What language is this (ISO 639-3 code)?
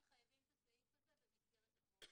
heb